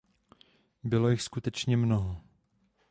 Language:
Czech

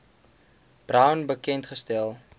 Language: Afrikaans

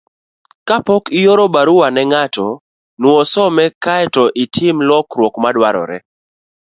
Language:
Luo (Kenya and Tanzania)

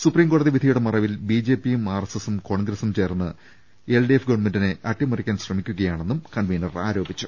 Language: Malayalam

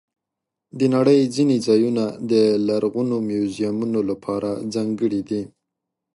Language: Pashto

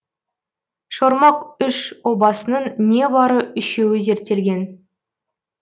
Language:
Kazakh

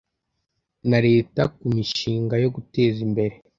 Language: Kinyarwanda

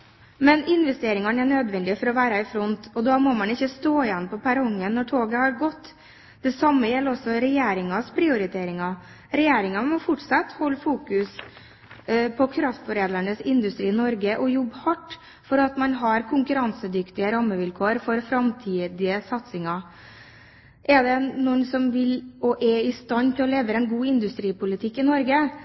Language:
Norwegian Bokmål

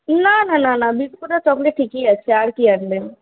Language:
Bangla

